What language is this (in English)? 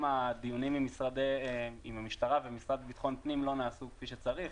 Hebrew